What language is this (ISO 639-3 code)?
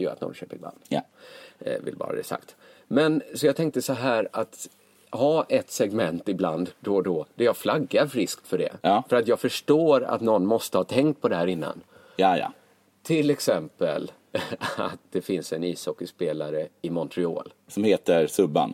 swe